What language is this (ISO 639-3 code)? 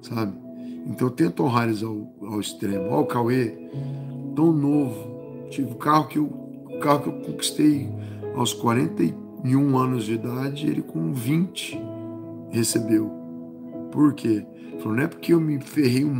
por